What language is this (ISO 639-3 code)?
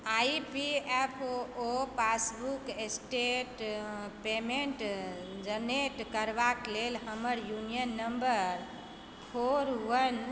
mai